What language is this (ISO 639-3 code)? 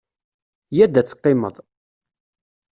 kab